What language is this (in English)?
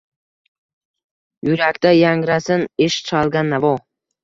Uzbek